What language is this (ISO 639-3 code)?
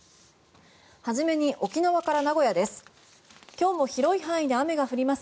jpn